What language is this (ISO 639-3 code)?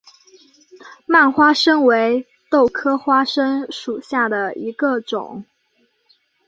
zho